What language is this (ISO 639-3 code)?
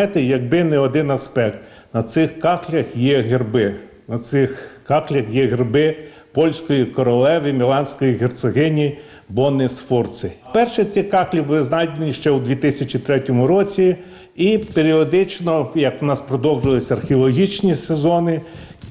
ukr